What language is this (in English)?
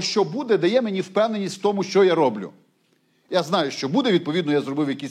Ukrainian